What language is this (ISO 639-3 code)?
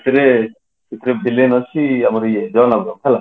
ori